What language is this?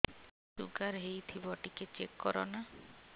Odia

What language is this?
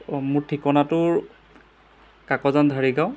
Assamese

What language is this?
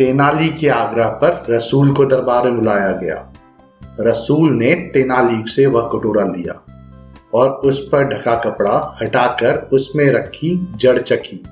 Hindi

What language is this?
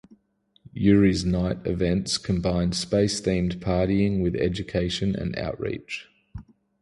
English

